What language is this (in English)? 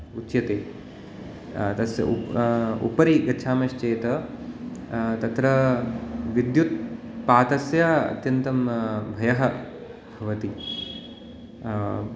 Sanskrit